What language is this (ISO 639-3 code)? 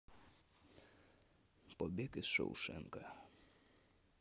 rus